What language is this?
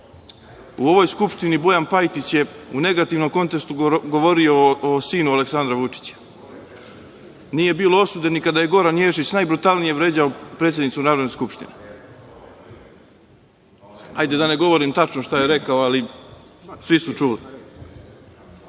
Serbian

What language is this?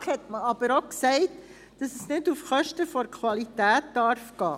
Swiss German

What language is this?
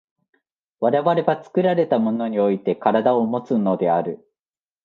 Japanese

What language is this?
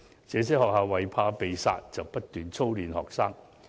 Cantonese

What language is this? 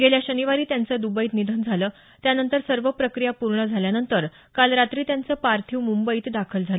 Marathi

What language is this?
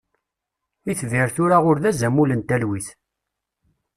Kabyle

